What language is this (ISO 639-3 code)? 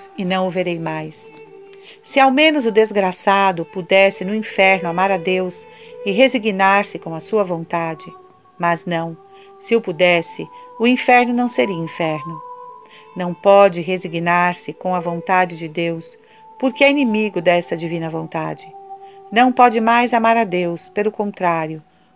por